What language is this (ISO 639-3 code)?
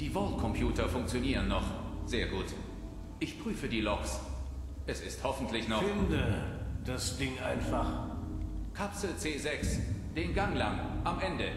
deu